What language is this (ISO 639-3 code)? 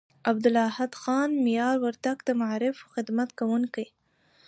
pus